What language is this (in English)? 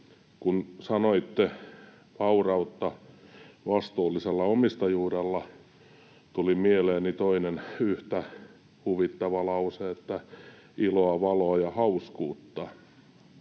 Finnish